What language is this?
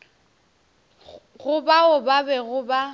Northern Sotho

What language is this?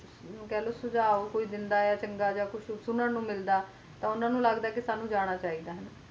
Punjabi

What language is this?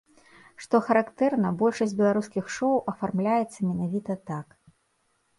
Belarusian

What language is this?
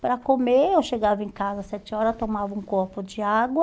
Portuguese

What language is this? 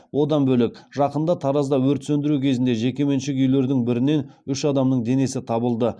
Kazakh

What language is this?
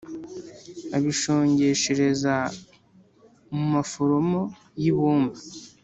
Kinyarwanda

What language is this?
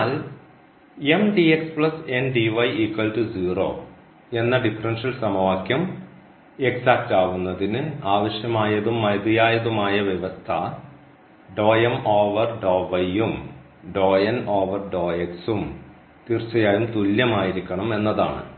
Malayalam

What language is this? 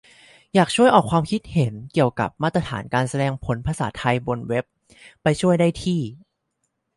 Thai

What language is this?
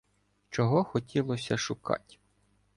Ukrainian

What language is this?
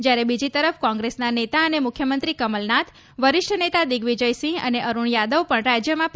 Gujarati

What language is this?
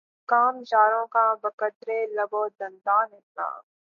Urdu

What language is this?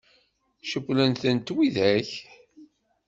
Kabyle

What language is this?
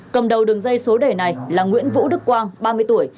Vietnamese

